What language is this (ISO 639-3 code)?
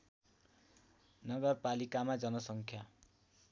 nep